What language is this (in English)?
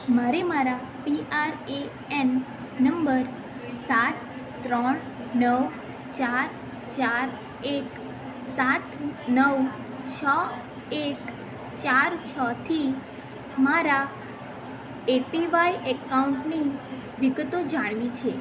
Gujarati